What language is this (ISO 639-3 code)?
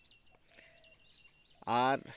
sat